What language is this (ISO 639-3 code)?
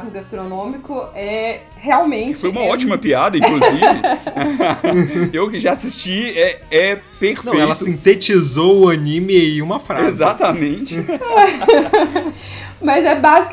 por